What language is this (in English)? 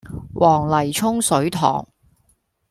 Cantonese